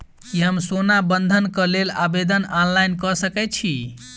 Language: Maithili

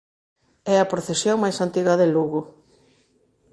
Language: Galician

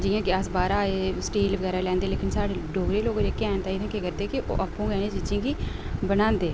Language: Dogri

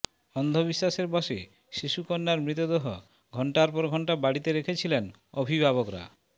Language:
Bangla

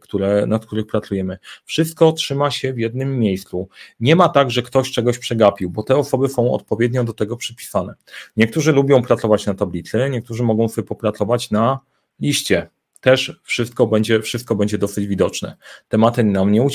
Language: Polish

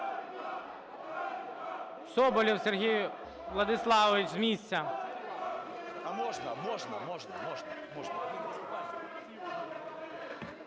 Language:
Ukrainian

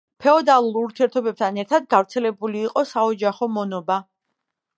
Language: Georgian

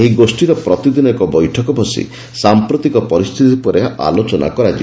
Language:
Odia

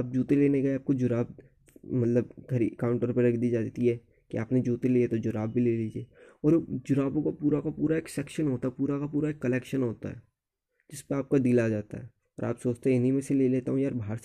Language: Hindi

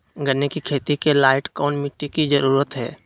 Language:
Magahi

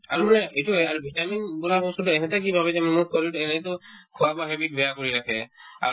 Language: Assamese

